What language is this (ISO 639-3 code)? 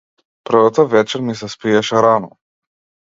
mkd